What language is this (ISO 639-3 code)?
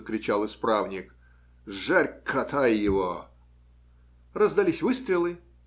rus